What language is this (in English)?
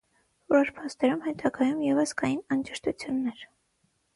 Armenian